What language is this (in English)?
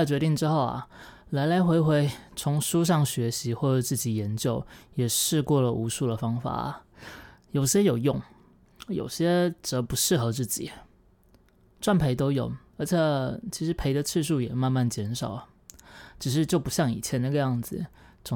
Chinese